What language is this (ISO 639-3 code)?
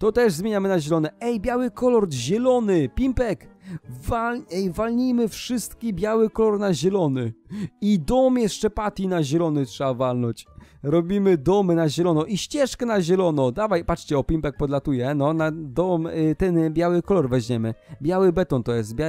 pol